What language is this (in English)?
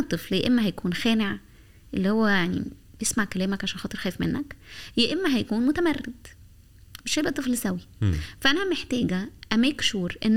Arabic